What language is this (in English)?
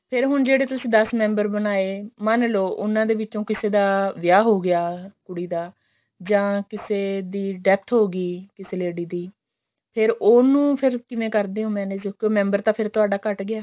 Punjabi